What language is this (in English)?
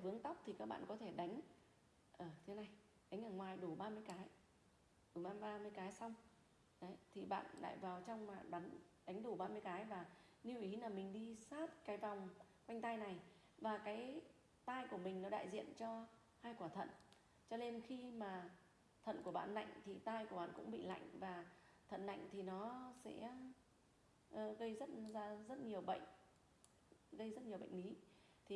Vietnamese